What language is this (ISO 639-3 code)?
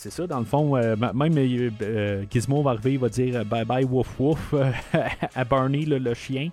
fra